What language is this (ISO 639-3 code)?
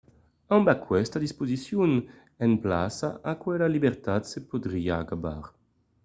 oci